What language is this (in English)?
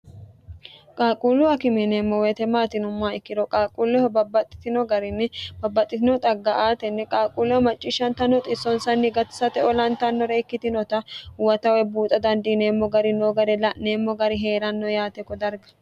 Sidamo